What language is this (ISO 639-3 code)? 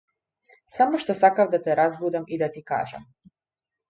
mkd